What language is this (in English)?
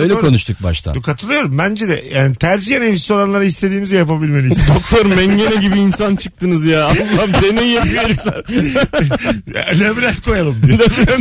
Turkish